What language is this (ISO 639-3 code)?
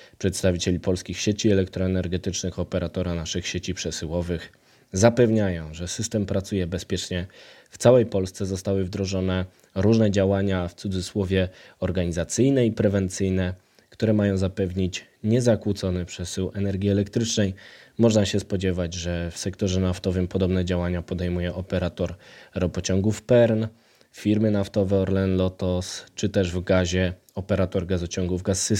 pol